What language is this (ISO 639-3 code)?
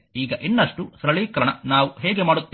kan